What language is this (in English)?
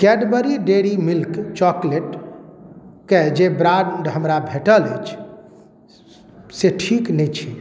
Maithili